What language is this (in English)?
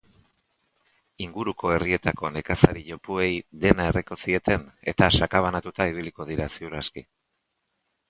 Basque